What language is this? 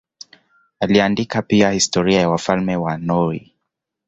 Swahili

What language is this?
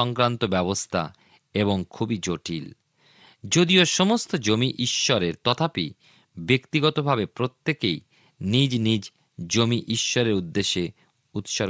Bangla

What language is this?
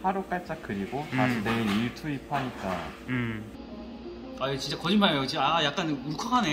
Korean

